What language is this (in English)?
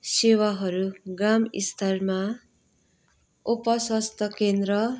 Nepali